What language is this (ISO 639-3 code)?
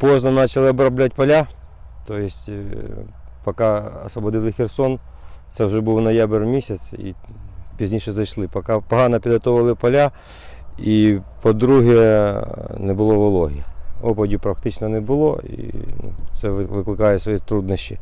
ukr